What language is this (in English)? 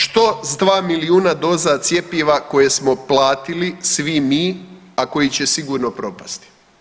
Croatian